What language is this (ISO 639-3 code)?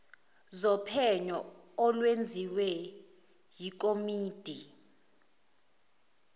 zul